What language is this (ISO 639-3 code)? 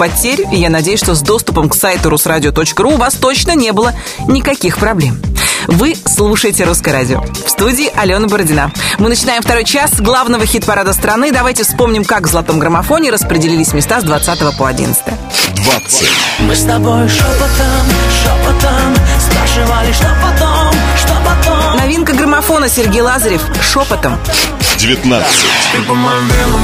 rus